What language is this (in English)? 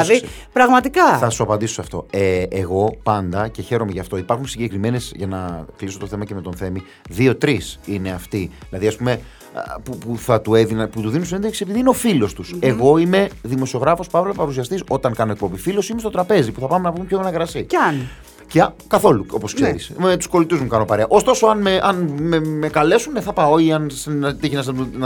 Greek